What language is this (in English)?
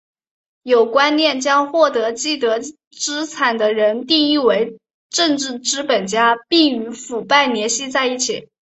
Chinese